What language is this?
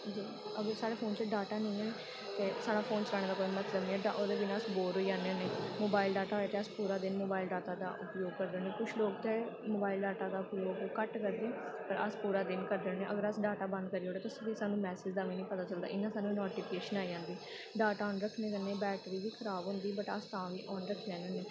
Dogri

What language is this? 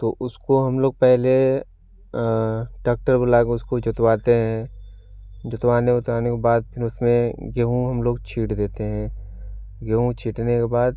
Hindi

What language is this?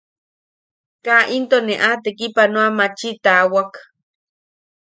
Yaqui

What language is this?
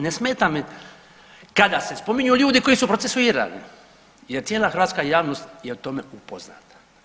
Croatian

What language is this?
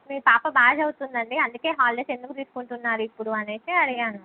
Telugu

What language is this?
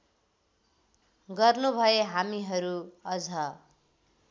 Nepali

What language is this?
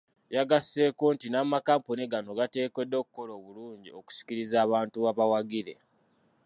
Ganda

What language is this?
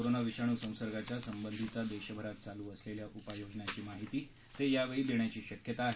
Marathi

